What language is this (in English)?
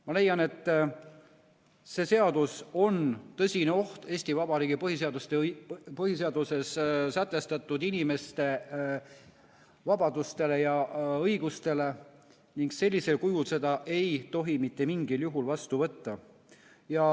Estonian